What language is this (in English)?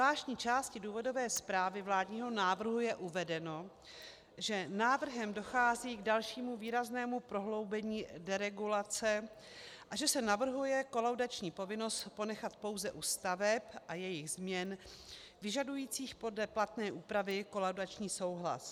Czech